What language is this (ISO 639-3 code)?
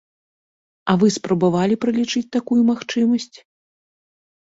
bel